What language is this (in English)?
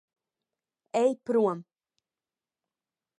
Latvian